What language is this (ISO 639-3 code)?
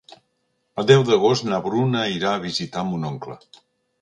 cat